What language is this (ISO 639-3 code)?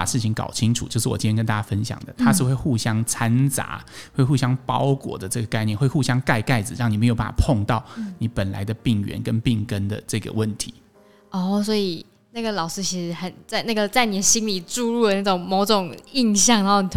zho